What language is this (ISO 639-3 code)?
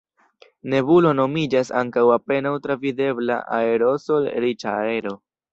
epo